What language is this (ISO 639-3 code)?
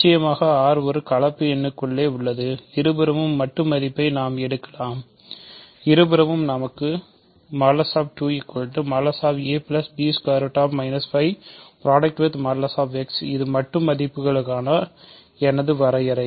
tam